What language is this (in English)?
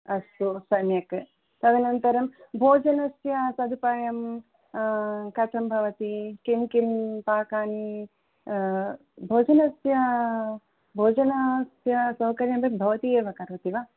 Sanskrit